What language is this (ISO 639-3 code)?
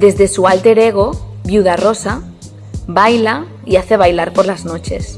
spa